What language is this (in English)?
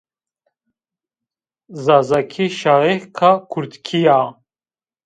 Zaza